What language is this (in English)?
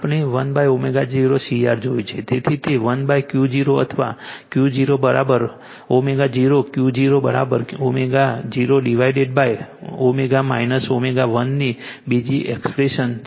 Gujarati